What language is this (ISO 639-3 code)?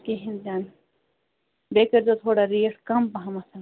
kas